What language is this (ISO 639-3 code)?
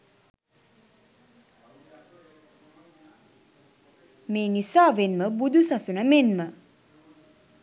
sin